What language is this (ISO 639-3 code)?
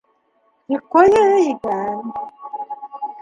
bak